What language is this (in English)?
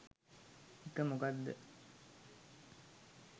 Sinhala